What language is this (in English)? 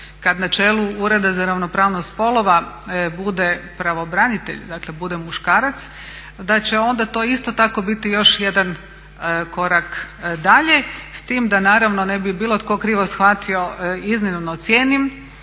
Croatian